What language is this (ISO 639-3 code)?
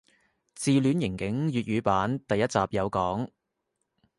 yue